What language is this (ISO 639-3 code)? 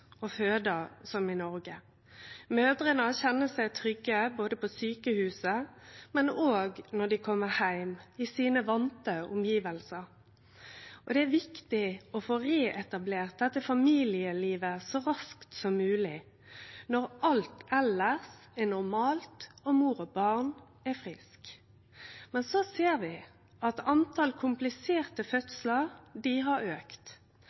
nno